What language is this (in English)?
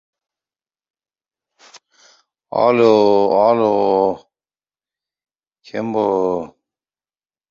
Uzbek